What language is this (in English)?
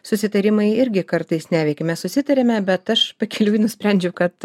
Lithuanian